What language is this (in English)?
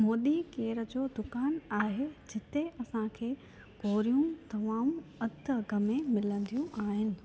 Sindhi